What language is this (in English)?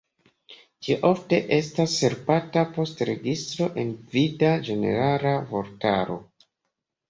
Esperanto